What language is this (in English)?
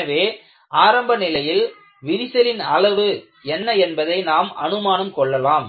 Tamil